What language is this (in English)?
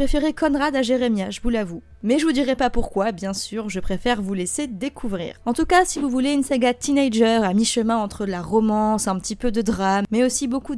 French